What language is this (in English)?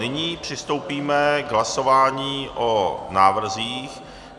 Czech